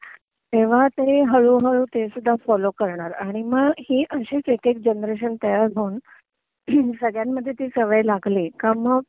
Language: Marathi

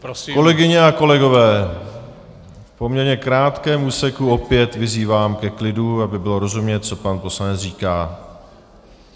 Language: Czech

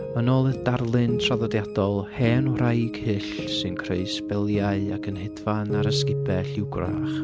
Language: Welsh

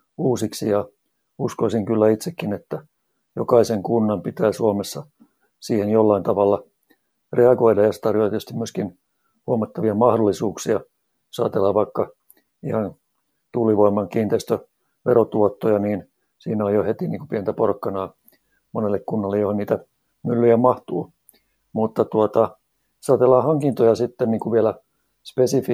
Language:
Finnish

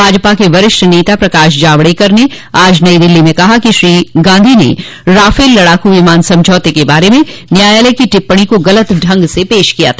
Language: Hindi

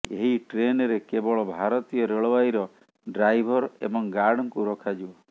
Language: Odia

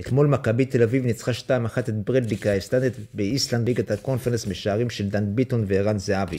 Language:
Hebrew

